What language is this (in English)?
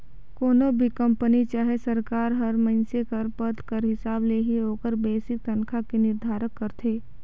Chhattisgarhi